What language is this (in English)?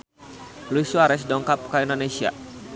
Sundanese